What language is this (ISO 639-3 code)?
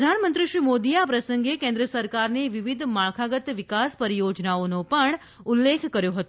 guj